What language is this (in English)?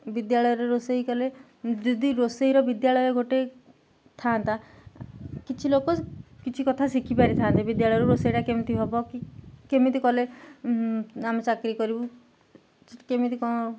Odia